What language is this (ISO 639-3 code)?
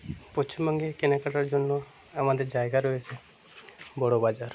ben